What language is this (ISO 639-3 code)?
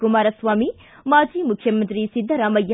kan